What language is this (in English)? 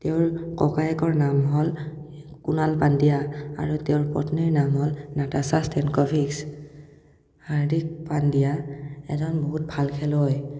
Assamese